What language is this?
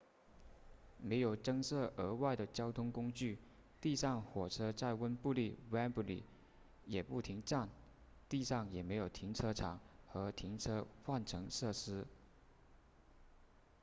Chinese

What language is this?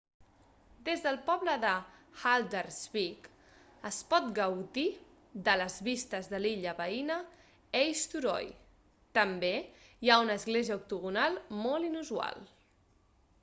Catalan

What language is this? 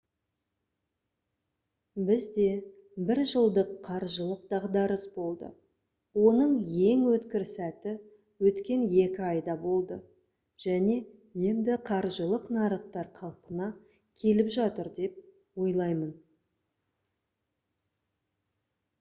Kazakh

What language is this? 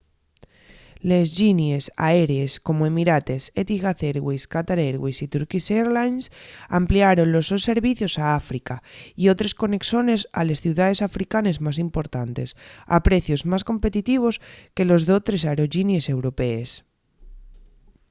Asturian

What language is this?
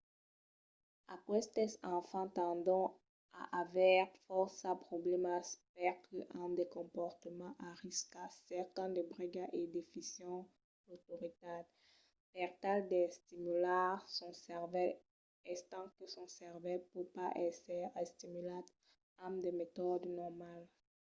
Occitan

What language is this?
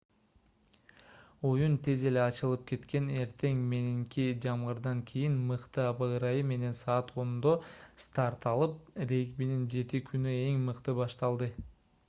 Kyrgyz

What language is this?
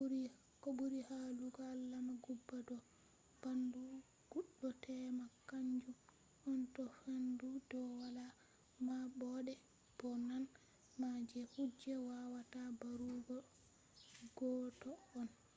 Fula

